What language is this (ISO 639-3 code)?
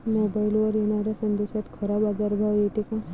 mar